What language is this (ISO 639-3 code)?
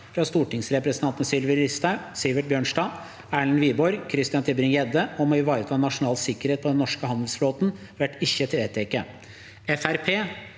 nor